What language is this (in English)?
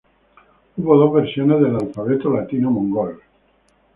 Spanish